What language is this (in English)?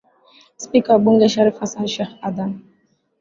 Swahili